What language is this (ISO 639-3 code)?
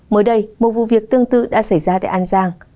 vie